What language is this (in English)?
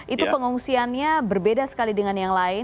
Indonesian